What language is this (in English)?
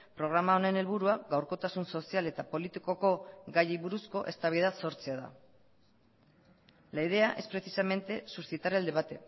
Basque